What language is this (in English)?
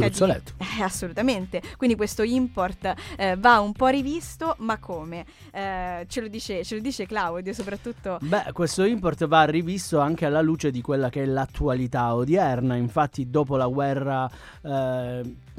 Italian